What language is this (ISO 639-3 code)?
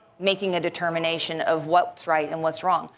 eng